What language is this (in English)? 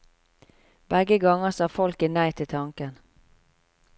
Norwegian